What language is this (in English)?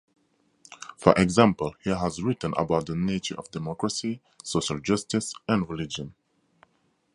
English